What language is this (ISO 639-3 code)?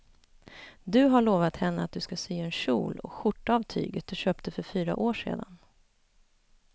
swe